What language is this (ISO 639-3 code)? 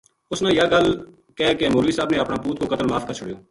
gju